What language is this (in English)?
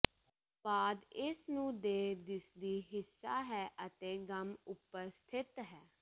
Punjabi